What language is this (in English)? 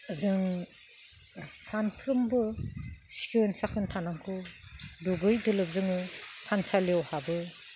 Bodo